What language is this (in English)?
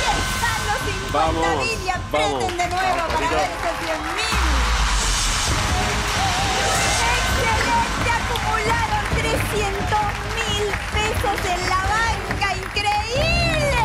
Spanish